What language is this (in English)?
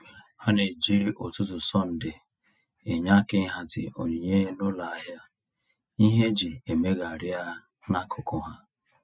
Igbo